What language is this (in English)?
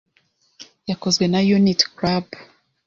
Kinyarwanda